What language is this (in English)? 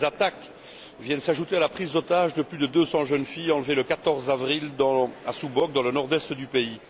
French